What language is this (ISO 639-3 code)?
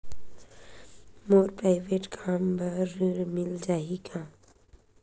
hne